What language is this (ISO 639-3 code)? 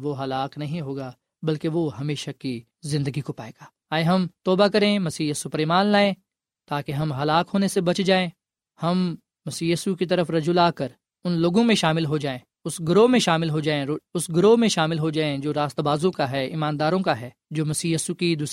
urd